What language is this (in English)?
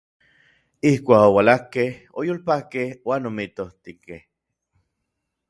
Orizaba Nahuatl